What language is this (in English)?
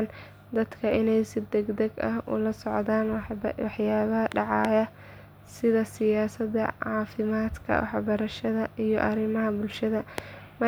Somali